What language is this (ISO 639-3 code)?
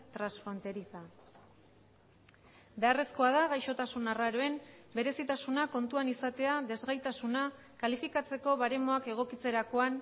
eus